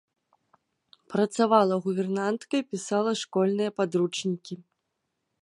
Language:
Belarusian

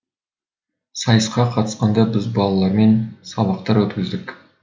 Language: Kazakh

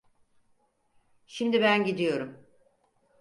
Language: Turkish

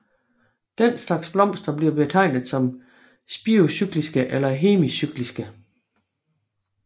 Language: Danish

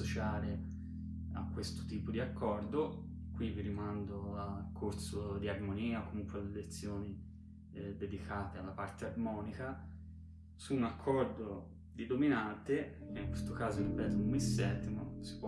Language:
Italian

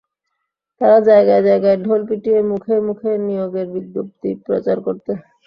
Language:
Bangla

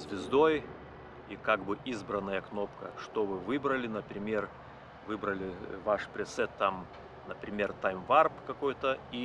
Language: Russian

